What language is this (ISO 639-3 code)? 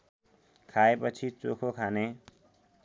nep